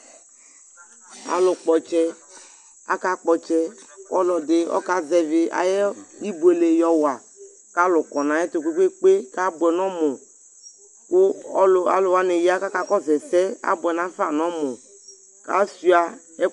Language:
Ikposo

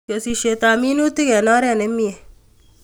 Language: Kalenjin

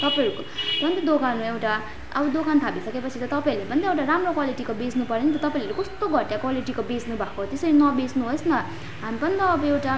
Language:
Nepali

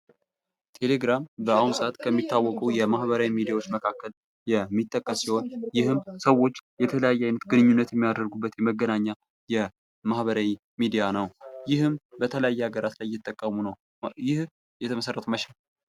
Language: Amharic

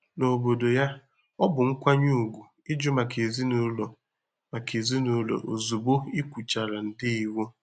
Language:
Igbo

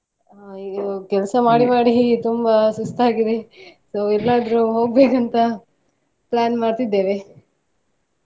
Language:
Kannada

